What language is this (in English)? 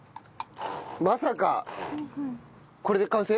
Japanese